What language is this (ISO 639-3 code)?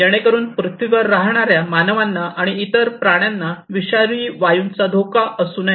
mar